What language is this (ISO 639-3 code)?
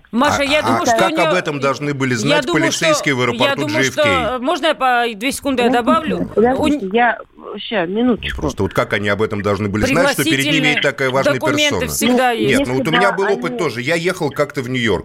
rus